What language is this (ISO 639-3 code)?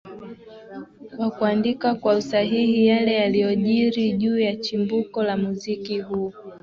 swa